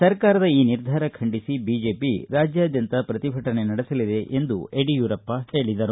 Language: Kannada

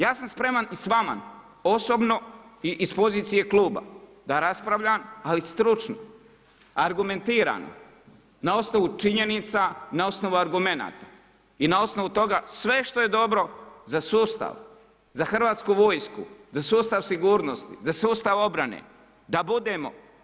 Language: Croatian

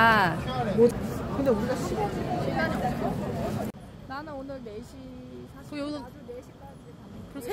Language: Korean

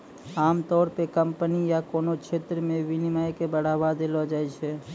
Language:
Maithili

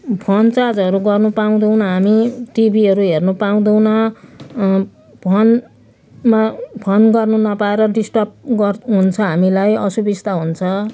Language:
Nepali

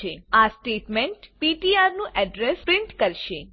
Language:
Gujarati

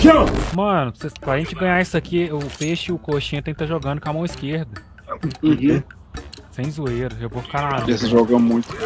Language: Portuguese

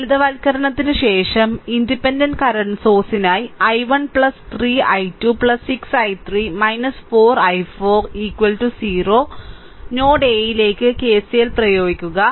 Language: Malayalam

